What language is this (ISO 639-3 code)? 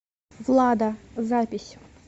rus